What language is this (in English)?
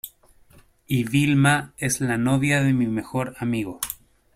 Spanish